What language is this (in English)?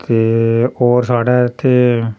Dogri